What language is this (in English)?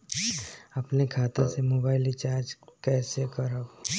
Bhojpuri